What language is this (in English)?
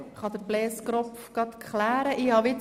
Swiss German